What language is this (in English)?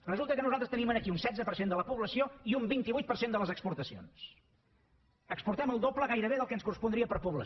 Catalan